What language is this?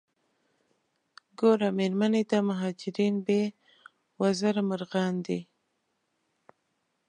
Pashto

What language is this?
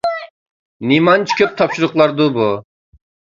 Uyghur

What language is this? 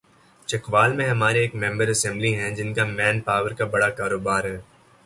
Urdu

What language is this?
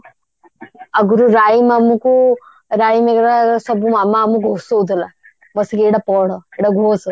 Odia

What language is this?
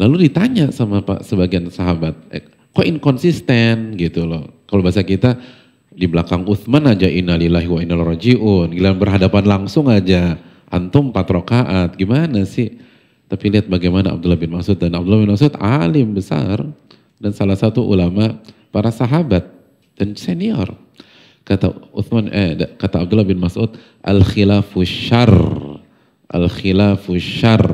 Indonesian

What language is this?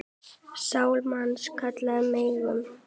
Icelandic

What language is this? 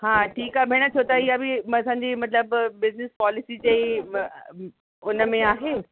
Sindhi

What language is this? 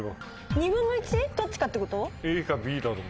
Japanese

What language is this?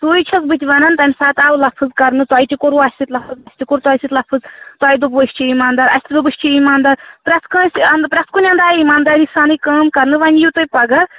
Kashmiri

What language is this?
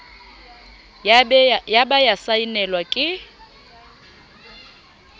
Southern Sotho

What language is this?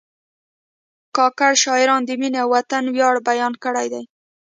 Pashto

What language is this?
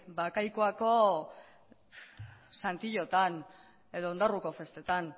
Basque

